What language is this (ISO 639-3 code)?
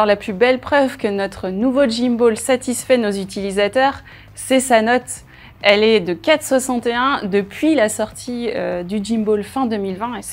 fra